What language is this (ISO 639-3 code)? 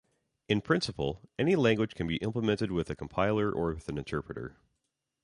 eng